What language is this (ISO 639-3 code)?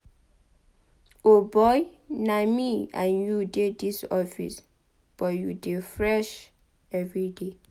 pcm